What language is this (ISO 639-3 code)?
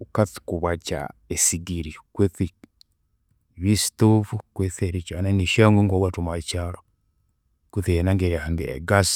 koo